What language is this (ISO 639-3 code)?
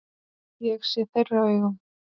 isl